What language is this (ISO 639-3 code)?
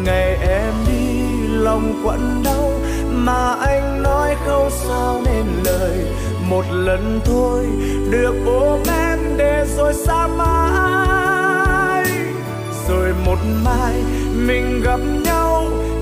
vie